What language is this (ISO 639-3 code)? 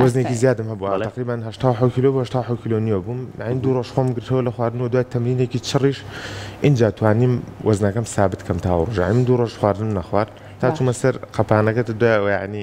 ara